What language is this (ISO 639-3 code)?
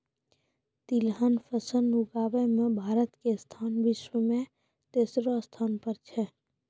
mai